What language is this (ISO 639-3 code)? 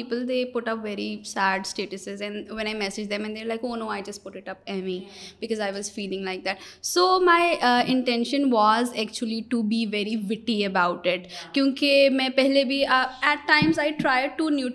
urd